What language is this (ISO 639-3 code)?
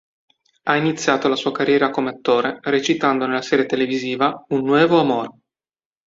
ita